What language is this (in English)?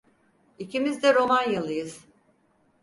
Turkish